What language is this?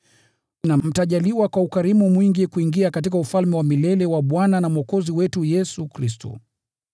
Swahili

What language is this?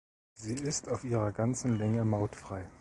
German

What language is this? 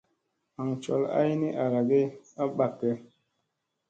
Musey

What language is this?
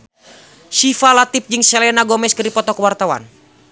Sundanese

